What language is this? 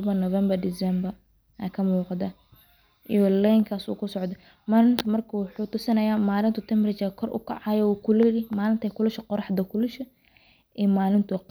Somali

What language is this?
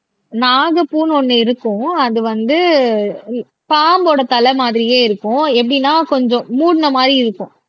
Tamil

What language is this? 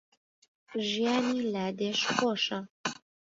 Central Kurdish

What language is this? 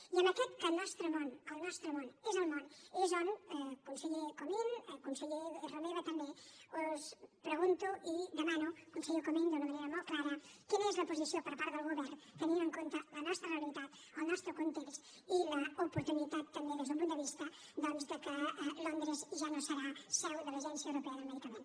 Catalan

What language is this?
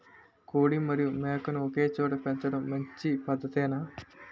Telugu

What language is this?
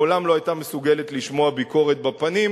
Hebrew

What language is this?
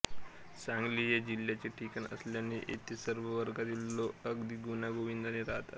Marathi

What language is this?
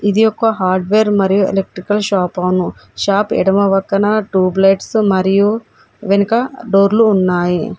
Telugu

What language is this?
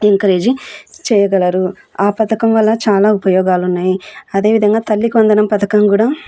Telugu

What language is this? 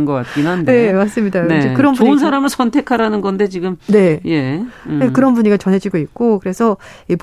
Korean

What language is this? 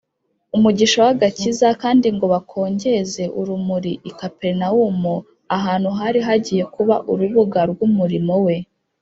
Kinyarwanda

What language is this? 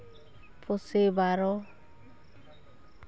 Santali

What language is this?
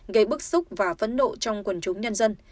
Vietnamese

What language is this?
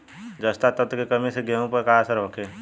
Bhojpuri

